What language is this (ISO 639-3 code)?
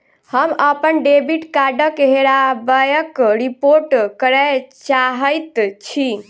mai